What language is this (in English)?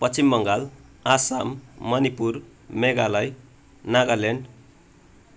Nepali